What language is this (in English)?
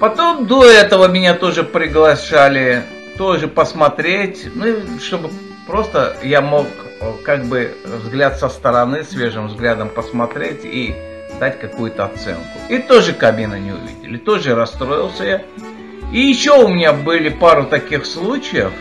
Russian